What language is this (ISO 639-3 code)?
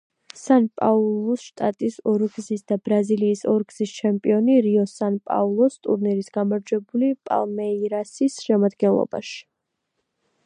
kat